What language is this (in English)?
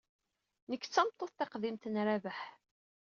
Kabyle